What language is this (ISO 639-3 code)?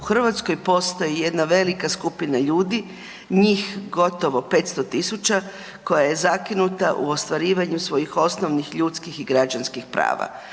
hrv